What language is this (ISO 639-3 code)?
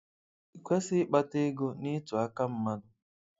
ibo